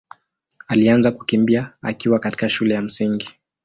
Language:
Swahili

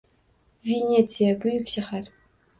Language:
Uzbek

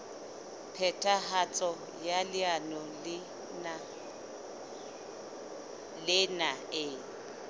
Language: Southern Sotho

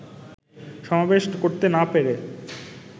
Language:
Bangla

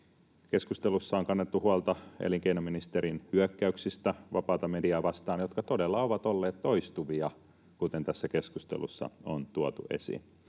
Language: Finnish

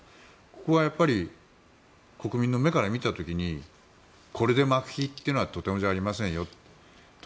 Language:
Japanese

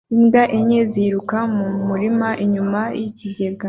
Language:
Kinyarwanda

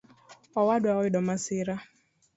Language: Luo (Kenya and Tanzania)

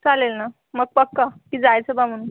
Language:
Marathi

